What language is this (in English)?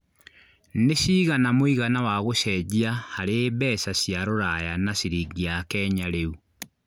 Kikuyu